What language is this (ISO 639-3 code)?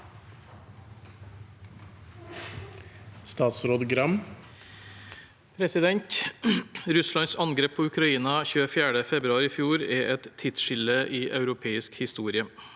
nor